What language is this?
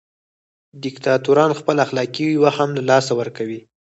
Pashto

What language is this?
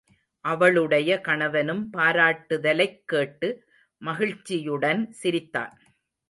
Tamil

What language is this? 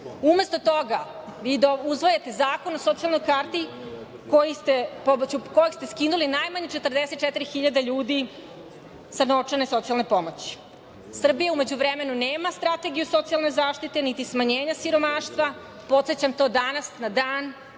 Serbian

